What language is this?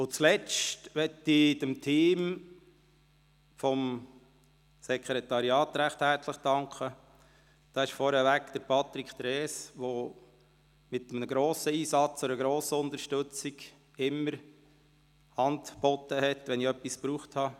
Swiss German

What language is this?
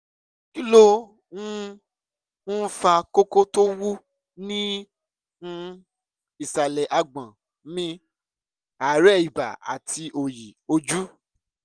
Yoruba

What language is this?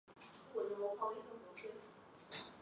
Chinese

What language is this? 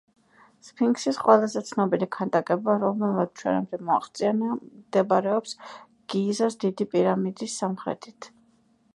Georgian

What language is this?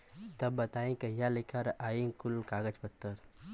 Bhojpuri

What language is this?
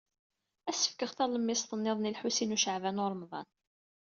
Kabyle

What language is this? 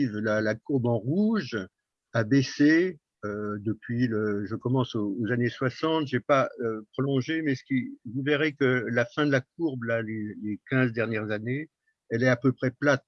French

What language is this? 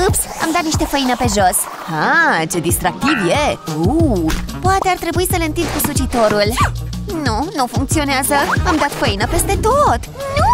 Romanian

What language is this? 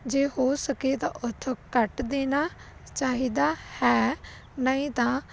Punjabi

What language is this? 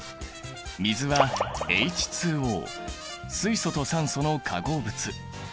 Japanese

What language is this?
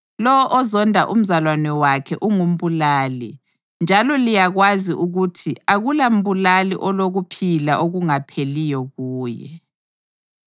North Ndebele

